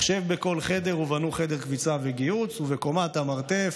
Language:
Hebrew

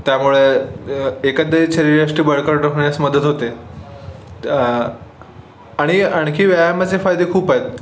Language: Marathi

